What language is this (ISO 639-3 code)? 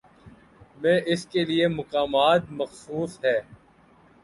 urd